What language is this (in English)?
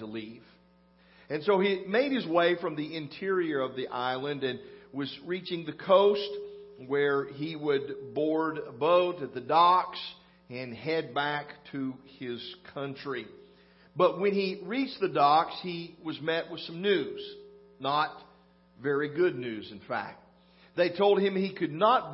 English